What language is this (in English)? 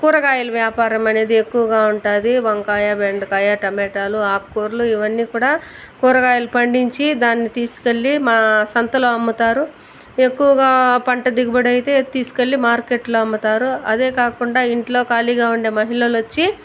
Telugu